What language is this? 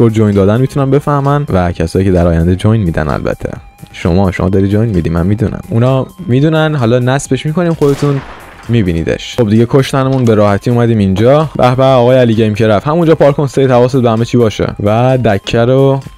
Persian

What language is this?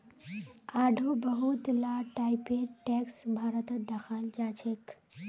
Magahi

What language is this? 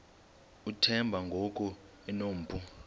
Xhosa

